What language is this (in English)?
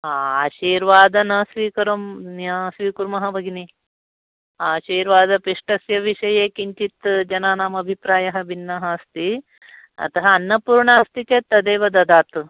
Sanskrit